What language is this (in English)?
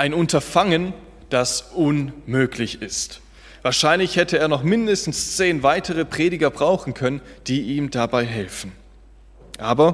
German